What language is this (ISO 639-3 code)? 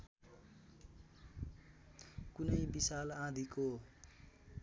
nep